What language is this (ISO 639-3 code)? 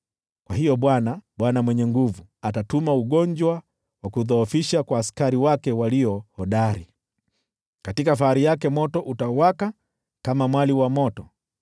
swa